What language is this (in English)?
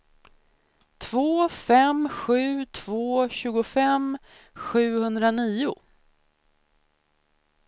Swedish